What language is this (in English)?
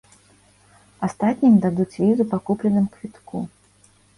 Belarusian